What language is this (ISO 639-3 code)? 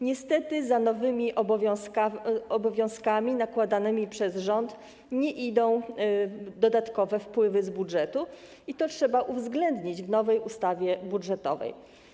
pol